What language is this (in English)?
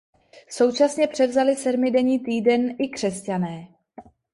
Czech